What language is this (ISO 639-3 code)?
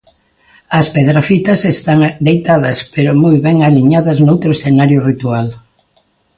glg